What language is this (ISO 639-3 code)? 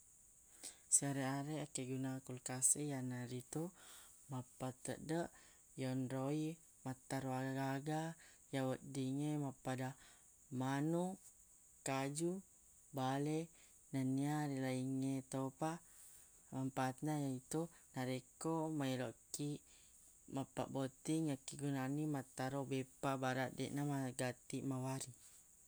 bug